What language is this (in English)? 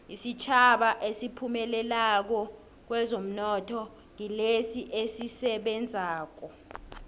South Ndebele